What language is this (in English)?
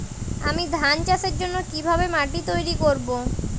Bangla